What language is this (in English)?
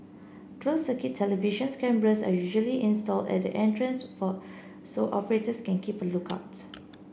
English